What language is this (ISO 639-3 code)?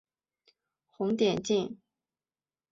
zho